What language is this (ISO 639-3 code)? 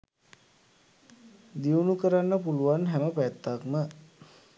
sin